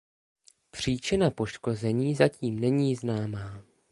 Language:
Czech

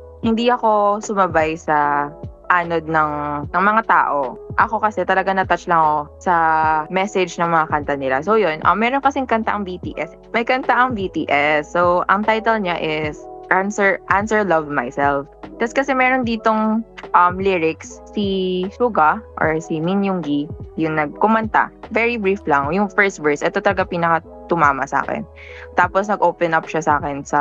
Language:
Filipino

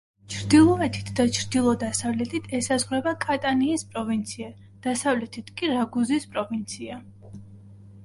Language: Georgian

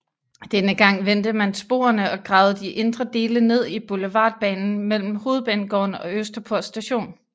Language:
Danish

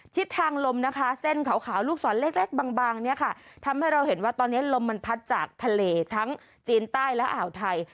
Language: Thai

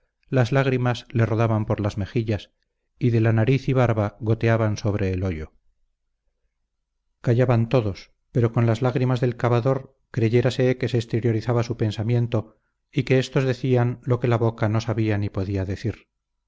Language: Spanish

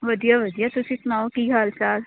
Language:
Punjabi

